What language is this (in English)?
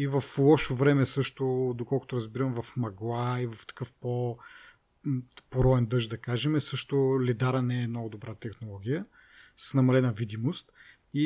Bulgarian